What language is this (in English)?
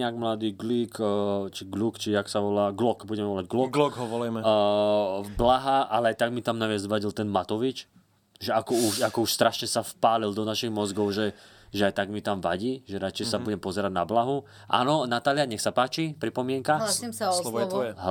Slovak